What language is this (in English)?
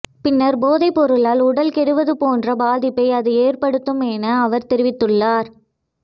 Tamil